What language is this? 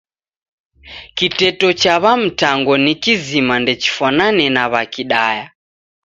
Taita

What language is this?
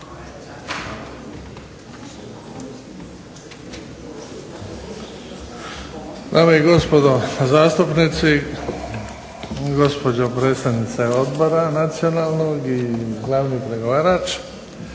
Croatian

